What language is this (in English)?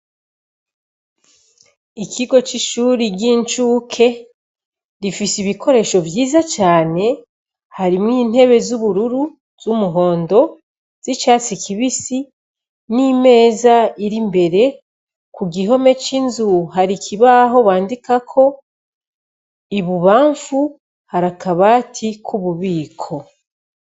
Rundi